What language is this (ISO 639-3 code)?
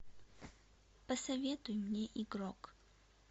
rus